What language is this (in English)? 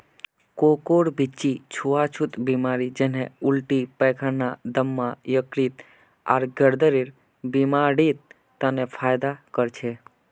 Magahi